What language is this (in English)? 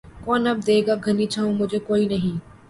Urdu